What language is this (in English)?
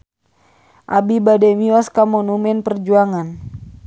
Sundanese